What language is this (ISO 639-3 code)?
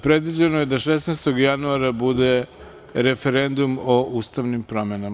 srp